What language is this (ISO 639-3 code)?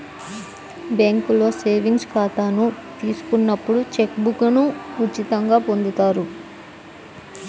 tel